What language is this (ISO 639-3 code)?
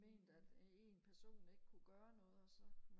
dan